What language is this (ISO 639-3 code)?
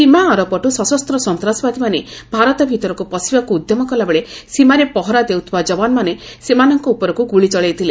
ori